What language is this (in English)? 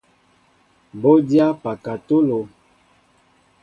Mbo (Cameroon)